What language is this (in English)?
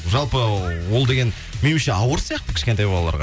Kazakh